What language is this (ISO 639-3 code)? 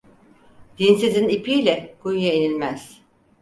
tur